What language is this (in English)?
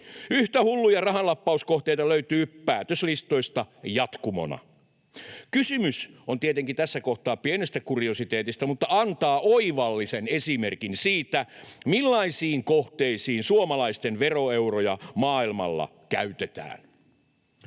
Finnish